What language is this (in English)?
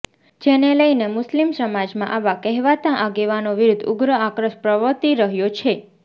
Gujarati